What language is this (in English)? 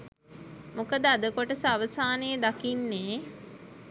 Sinhala